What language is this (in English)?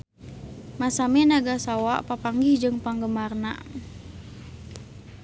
Sundanese